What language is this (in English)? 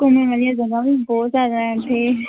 Punjabi